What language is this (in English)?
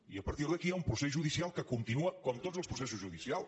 Catalan